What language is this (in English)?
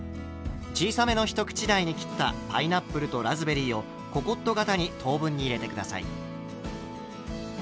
Japanese